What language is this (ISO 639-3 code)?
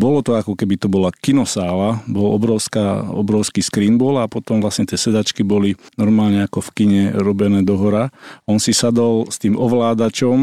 slk